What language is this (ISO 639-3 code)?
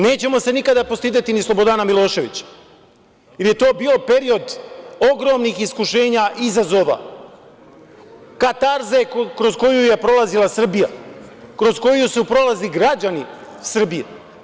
srp